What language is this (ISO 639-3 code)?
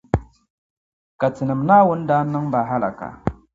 dag